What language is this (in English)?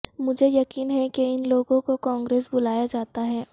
Urdu